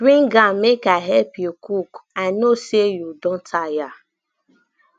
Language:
Nigerian Pidgin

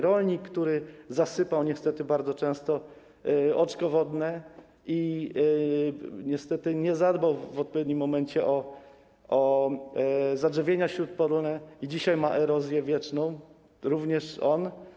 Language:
Polish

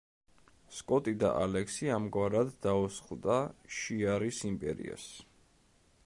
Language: Georgian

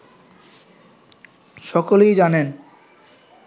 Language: Bangla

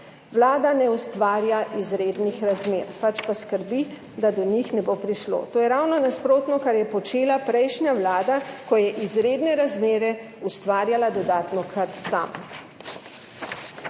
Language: Slovenian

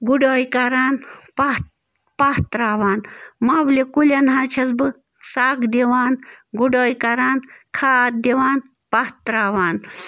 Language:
Kashmiri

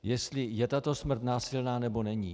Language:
Czech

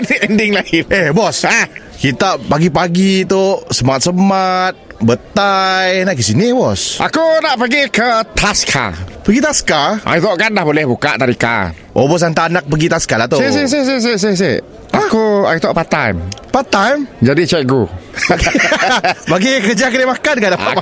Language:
Malay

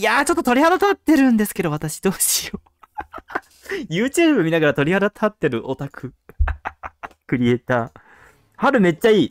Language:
Japanese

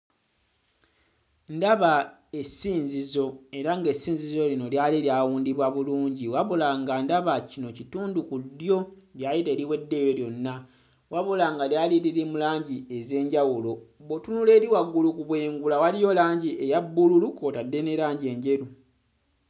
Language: Ganda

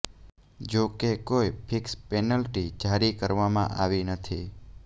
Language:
Gujarati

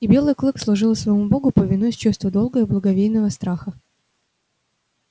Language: Russian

